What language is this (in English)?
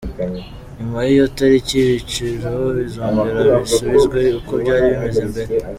Kinyarwanda